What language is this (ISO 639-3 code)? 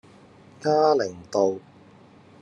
yue